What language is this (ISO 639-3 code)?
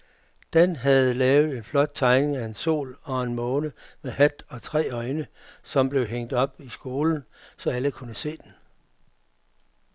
dan